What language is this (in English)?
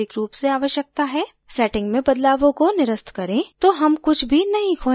Hindi